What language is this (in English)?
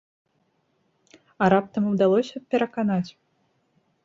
Belarusian